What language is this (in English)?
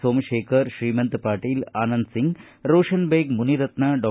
Kannada